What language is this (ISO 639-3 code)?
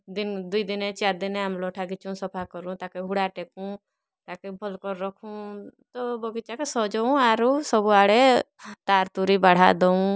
ori